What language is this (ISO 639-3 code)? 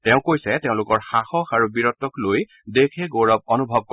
asm